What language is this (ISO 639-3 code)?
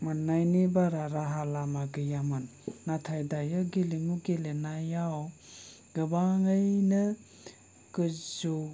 brx